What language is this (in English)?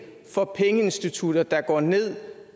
Danish